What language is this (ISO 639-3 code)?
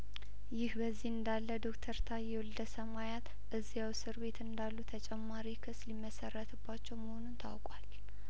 amh